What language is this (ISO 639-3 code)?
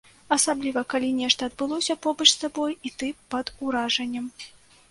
bel